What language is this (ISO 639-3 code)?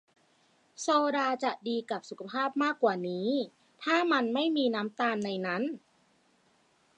tha